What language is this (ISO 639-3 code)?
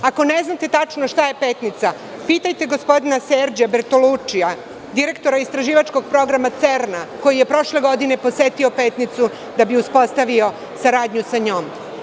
srp